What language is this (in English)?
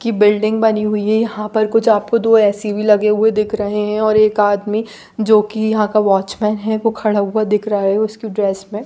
Hindi